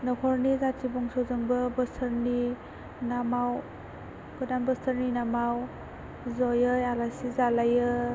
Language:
Bodo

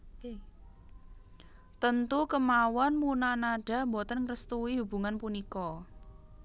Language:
Javanese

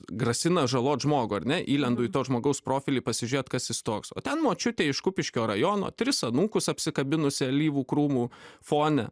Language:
Lithuanian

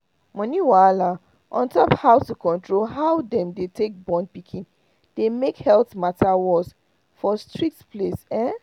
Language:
Nigerian Pidgin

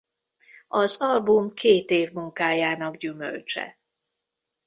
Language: Hungarian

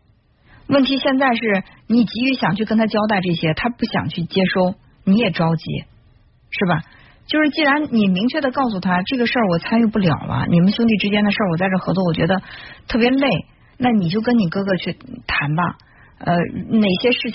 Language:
Chinese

